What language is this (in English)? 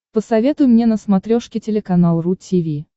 Russian